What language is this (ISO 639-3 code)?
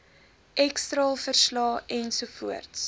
afr